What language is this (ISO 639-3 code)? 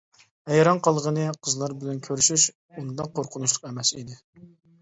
uig